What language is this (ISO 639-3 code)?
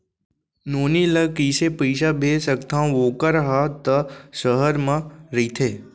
hne